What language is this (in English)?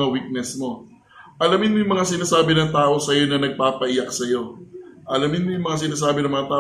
Filipino